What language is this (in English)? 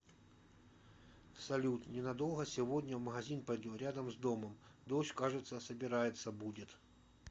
Russian